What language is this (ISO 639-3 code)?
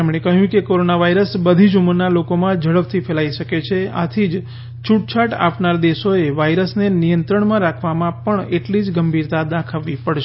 guj